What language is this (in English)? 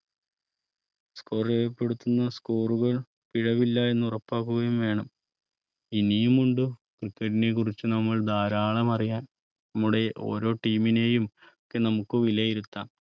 Malayalam